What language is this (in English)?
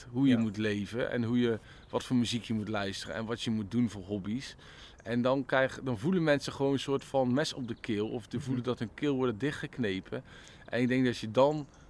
Dutch